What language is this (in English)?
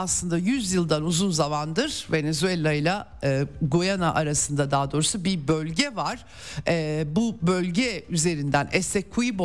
Turkish